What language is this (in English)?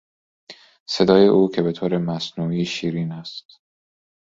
Persian